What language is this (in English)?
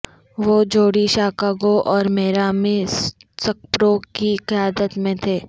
Urdu